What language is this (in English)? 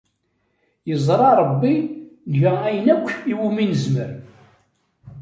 Kabyle